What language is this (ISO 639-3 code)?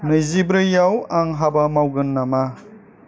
brx